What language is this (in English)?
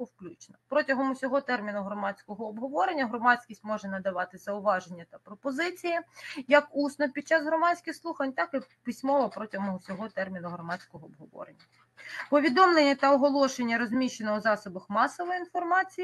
Ukrainian